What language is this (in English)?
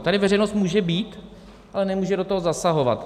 Czech